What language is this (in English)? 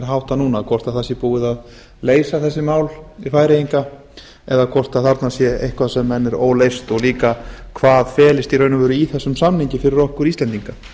Icelandic